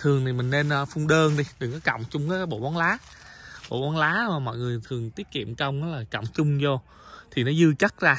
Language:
Vietnamese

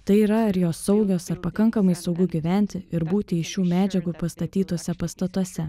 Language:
Lithuanian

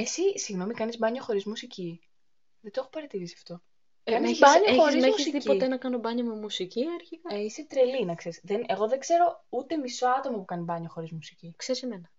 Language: Greek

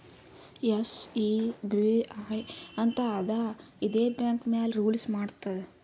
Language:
Kannada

